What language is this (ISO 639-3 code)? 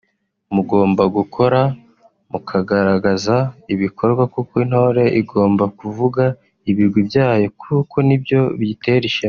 kin